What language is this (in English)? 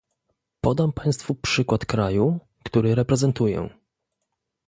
Polish